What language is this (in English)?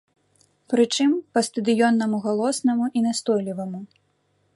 Belarusian